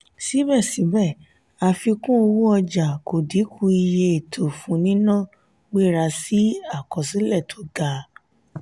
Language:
Yoruba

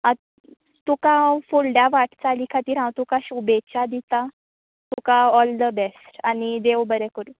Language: Konkani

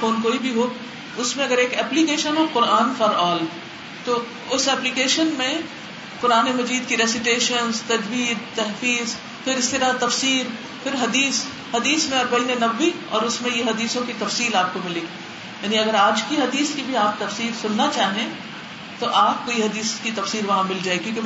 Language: Urdu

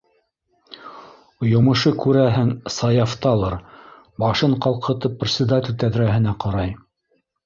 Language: Bashkir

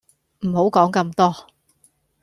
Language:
Cantonese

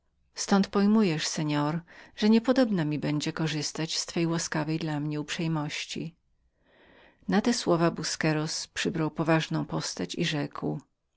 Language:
Polish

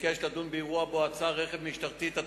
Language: Hebrew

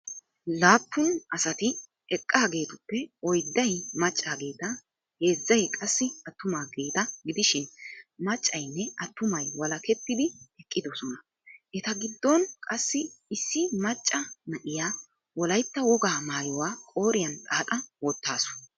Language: Wolaytta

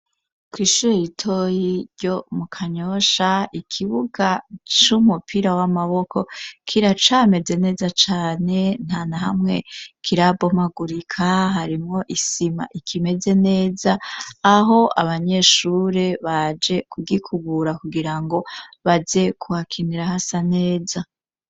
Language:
Rundi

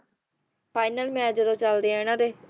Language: Punjabi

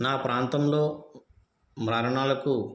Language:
Telugu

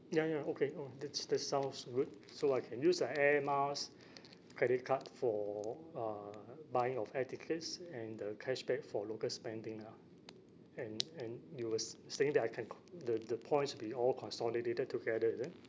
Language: English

